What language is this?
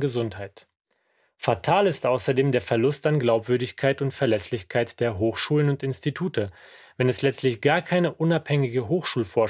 German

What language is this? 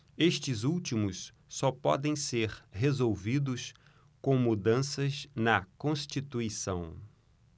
Portuguese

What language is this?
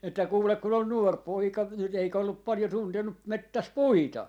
Finnish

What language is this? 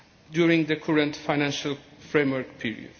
English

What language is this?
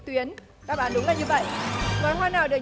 Vietnamese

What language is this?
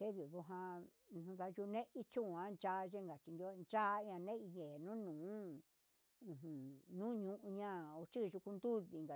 Huitepec Mixtec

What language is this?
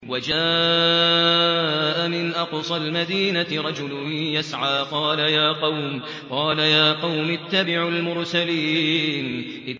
Arabic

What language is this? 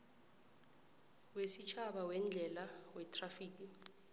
South Ndebele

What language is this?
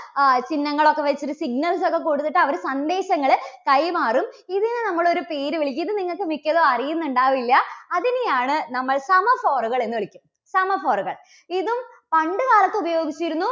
Malayalam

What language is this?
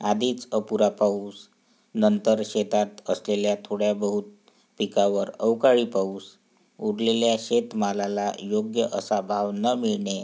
Marathi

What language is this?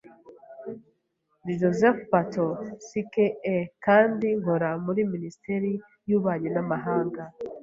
Kinyarwanda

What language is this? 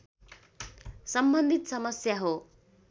Nepali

